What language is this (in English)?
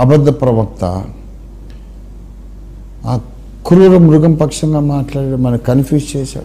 Hindi